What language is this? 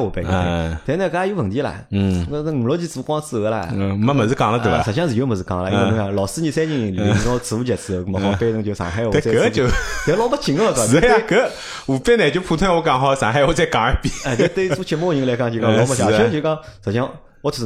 Chinese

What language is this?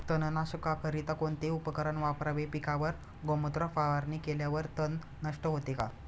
Marathi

